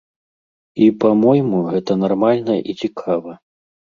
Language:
Belarusian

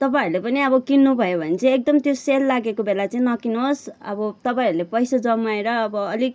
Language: Nepali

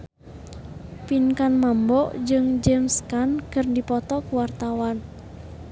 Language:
Sundanese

